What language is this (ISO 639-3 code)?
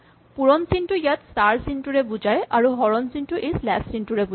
asm